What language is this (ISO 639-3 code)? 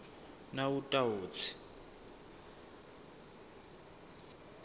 ssw